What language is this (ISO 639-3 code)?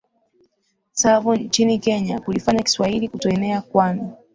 swa